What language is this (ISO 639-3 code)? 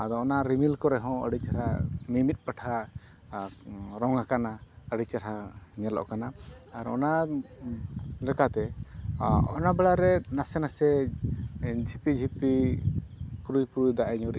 sat